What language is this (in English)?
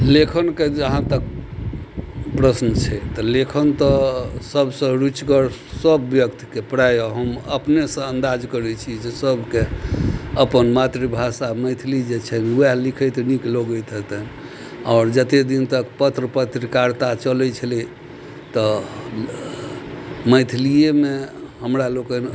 Maithili